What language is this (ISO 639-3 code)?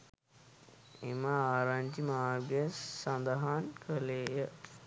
sin